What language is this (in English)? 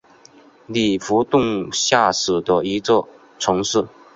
Chinese